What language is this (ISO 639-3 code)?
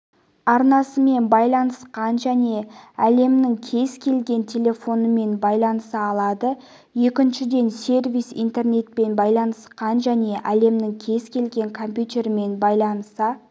kaz